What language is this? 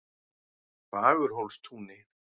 Icelandic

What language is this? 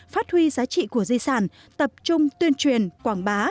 Vietnamese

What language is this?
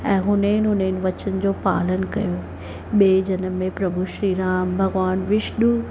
Sindhi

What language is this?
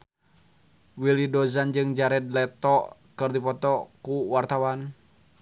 Sundanese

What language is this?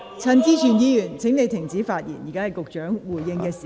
Cantonese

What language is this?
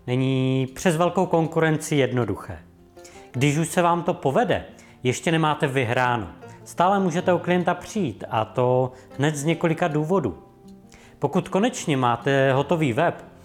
Czech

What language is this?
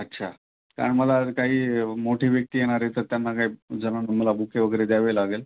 Marathi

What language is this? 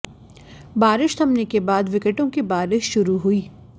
Hindi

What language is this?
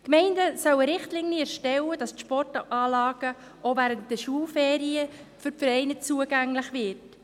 Swiss German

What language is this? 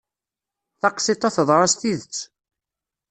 Kabyle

